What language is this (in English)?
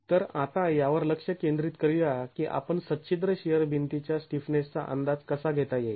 Marathi